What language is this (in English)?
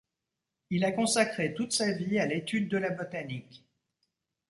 French